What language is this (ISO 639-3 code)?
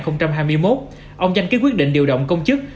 vie